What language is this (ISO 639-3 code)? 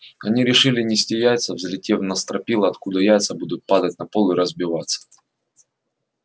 rus